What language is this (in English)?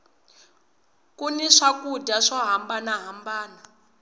Tsonga